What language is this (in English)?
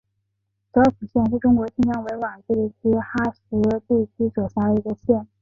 Chinese